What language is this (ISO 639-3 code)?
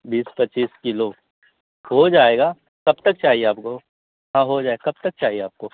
urd